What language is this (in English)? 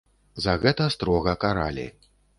Belarusian